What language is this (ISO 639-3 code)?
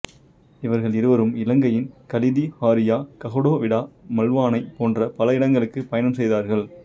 tam